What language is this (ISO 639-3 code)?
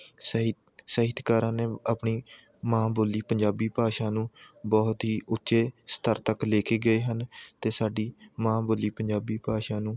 pan